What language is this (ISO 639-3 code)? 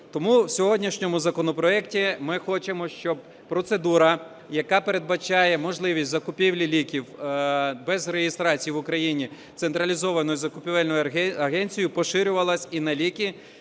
ukr